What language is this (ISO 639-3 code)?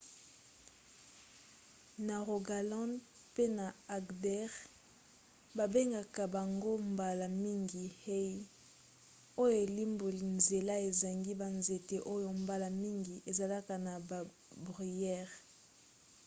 lin